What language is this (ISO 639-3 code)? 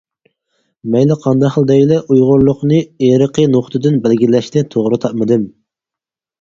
uig